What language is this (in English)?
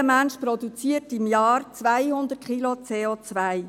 Swiss German